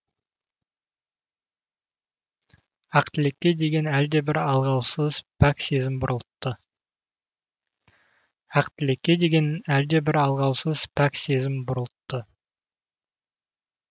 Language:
Kazakh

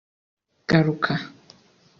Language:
Kinyarwanda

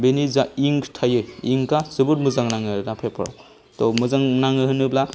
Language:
Bodo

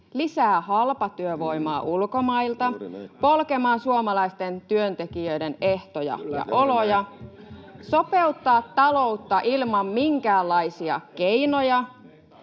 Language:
Finnish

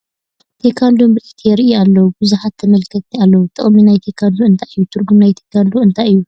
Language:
Tigrinya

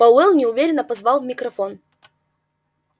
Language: Russian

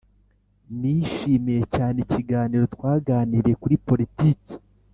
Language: Kinyarwanda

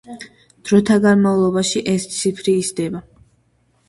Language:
Georgian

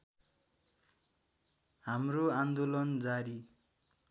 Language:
Nepali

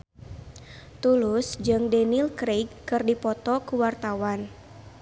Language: Sundanese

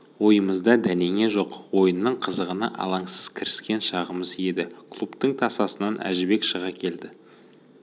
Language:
Kazakh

